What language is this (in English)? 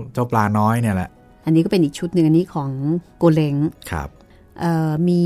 Thai